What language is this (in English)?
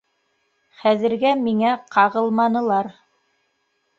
Bashkir